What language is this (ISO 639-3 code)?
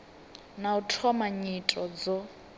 ven